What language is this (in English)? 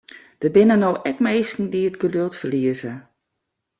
Western Frisian